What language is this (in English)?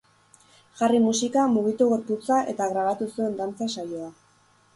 Basque